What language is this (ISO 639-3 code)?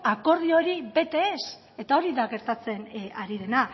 eus